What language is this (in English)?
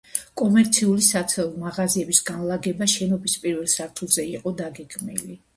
Georgian